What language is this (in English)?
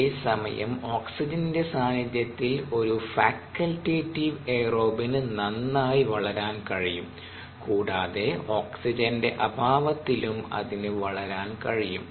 Malayalam